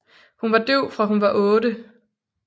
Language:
Danish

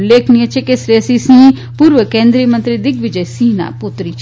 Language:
Gujarati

